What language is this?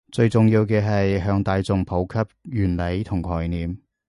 Cantonese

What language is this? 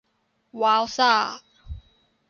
Thai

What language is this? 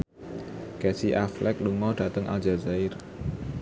Javanese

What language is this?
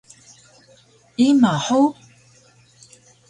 Taroko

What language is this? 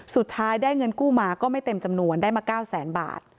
Thai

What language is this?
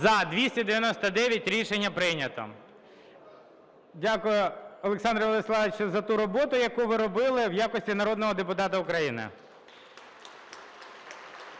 Ukrainian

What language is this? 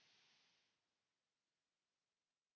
Finnish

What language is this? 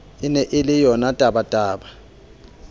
Southern Sotho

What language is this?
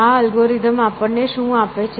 Gujarati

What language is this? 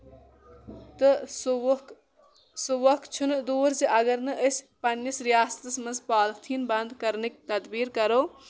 Kashmiri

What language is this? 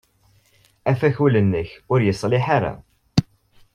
Kabyle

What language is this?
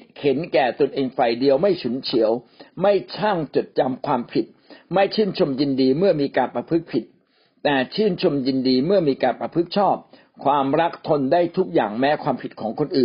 Thai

